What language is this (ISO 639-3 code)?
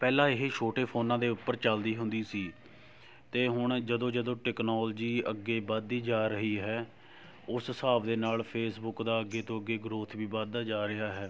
pan